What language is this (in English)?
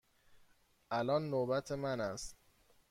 Persian